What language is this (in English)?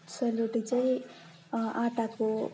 Nepali